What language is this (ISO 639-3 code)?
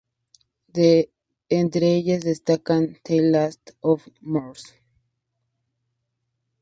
spa